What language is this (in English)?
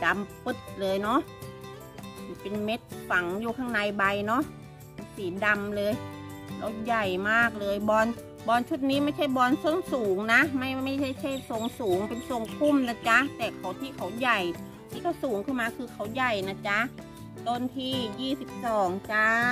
Thai